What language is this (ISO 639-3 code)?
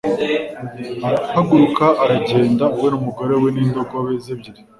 kin